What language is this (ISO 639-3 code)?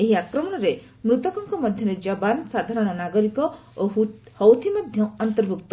ori